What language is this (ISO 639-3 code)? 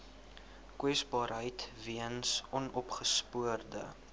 afr